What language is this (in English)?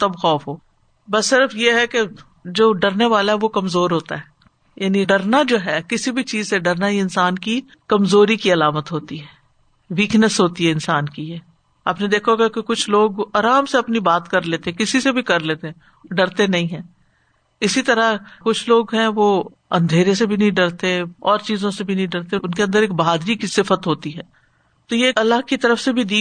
Urdu